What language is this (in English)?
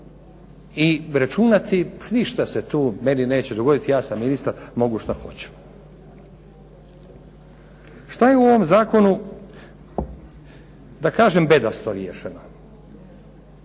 Croatian